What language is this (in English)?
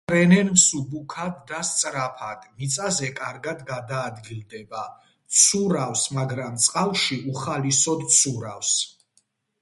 Georgian